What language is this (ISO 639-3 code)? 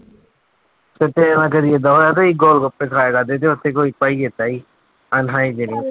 pan